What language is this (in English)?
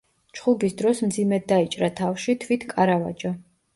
Georgian